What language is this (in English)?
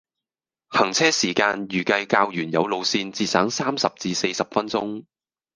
Cantonese